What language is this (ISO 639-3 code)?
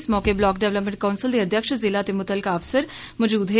doi